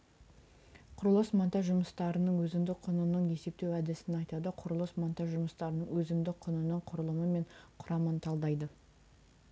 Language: Kazakh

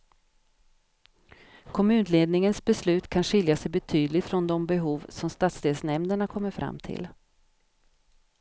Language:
Swedish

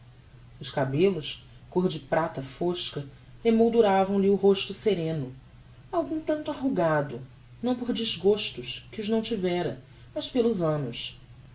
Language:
Portuguese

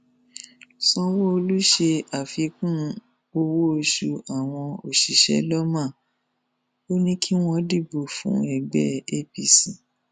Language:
Yoruba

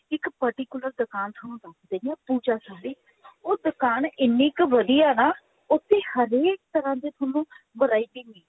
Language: Punjabi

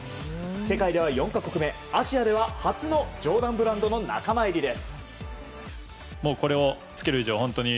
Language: Japanese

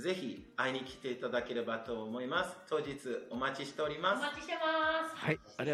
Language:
Japanese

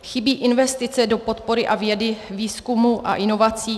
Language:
Czech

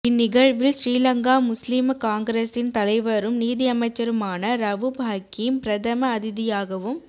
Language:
Tamil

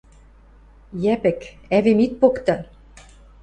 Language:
Western Mari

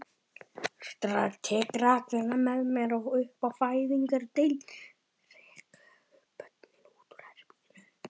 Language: Icelandic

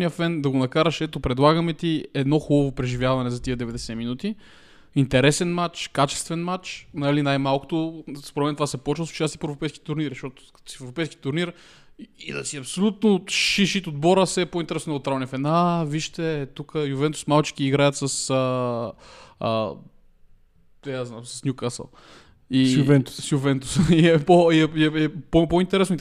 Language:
Bulgarian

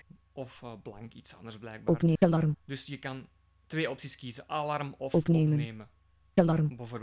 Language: Dutch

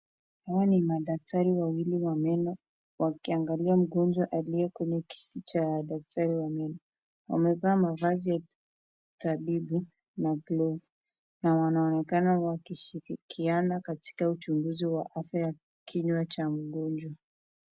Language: Swahili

